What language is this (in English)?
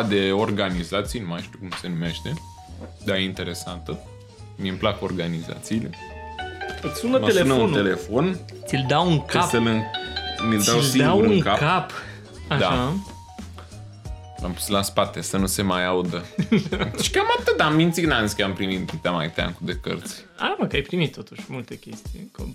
Romanian